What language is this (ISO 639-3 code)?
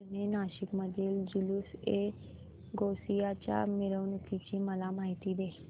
mar